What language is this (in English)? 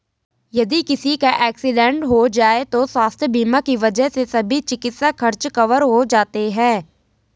Hindi